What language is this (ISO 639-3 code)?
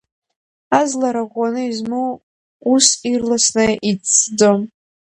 abk